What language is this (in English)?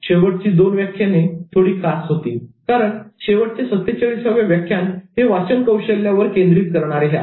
Marathi